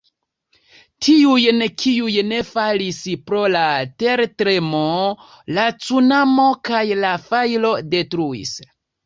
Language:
Esperanto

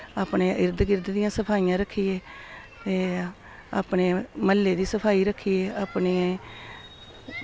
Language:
Dogri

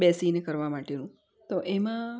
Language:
Gujarati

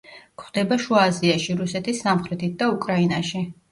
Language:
Georgian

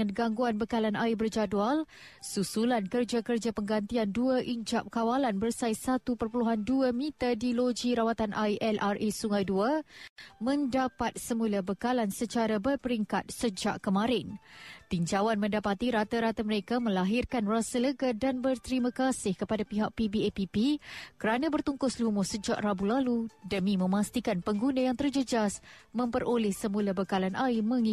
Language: Malay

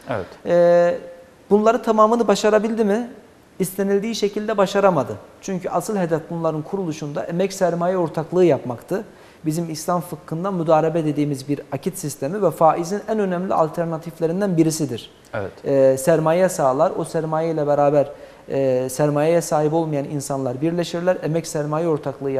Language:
Turkish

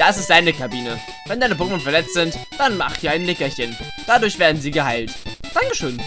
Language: German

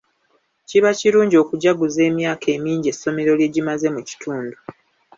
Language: Ganda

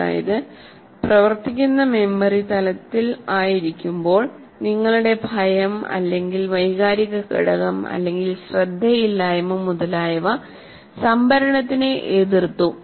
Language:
Malayalam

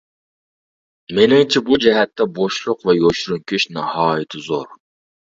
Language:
Uyghur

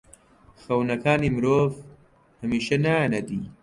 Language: Central Kurdish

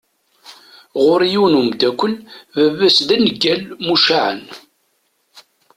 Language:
Kabyle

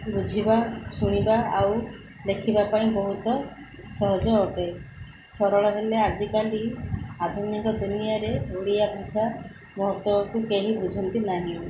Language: Odia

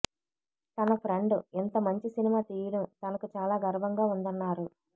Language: Telugu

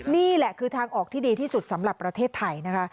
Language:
Thai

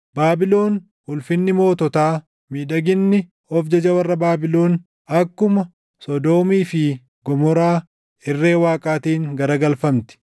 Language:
Oromo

